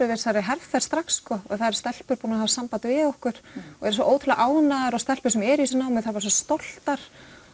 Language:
Icelandic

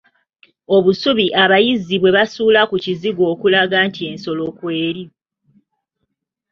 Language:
Ganda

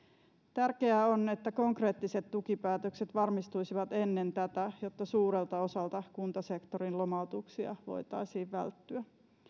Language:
Finnish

